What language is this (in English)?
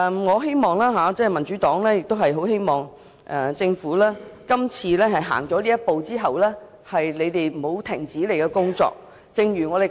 Cantonese